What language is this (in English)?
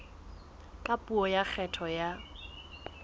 Southern Sotho